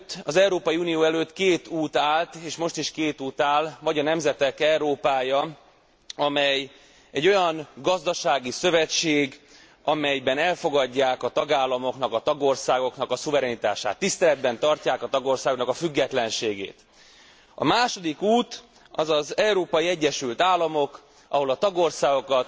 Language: Hungarian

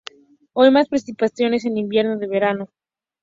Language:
Spanish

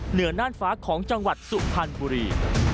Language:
Thai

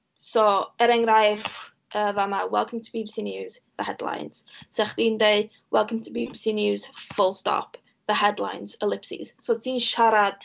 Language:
Welsh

